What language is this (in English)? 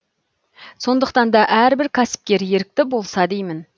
Kazakh